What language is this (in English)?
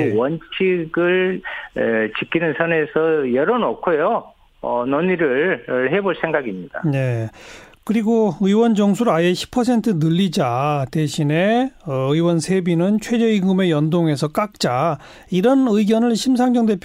Korean